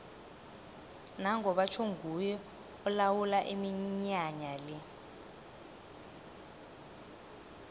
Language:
South Ndebele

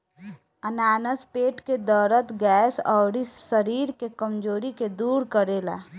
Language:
Bhojpuri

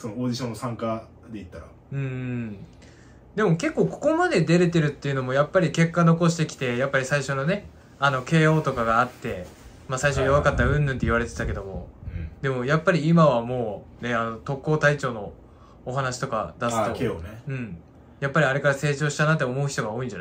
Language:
Japanese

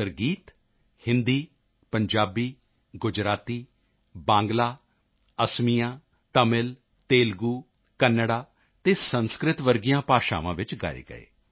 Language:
Punjabi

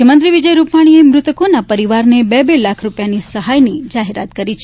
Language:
Gujarati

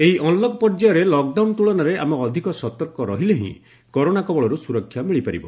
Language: Odia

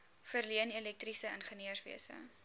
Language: Afrikaans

